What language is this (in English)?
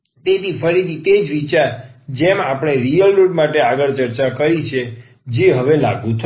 Gujarati